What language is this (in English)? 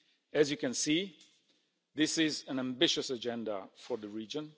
English